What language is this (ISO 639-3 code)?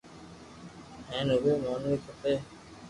lrk